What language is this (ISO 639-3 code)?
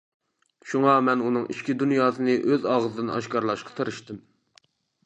uig